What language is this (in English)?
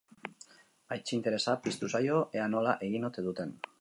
Basque